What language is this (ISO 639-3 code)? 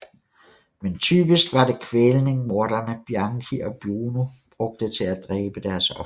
dan